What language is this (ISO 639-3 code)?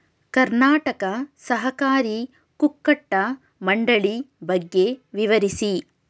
kan